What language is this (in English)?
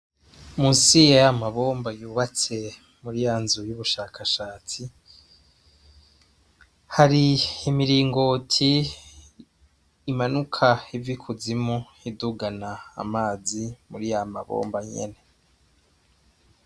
Rundi